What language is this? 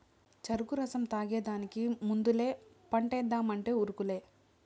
Telugu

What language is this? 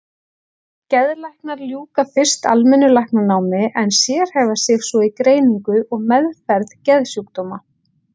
Icelandic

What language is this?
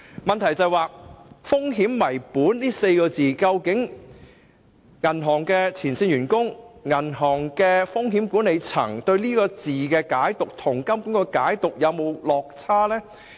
Cantonese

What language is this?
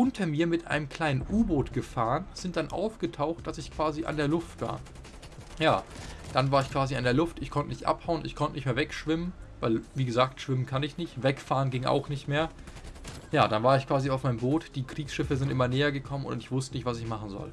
German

